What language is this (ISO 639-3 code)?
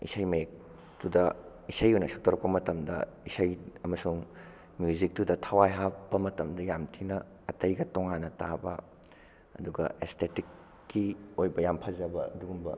mni